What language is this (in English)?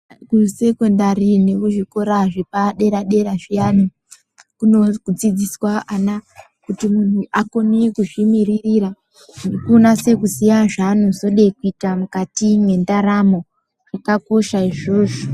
Ndau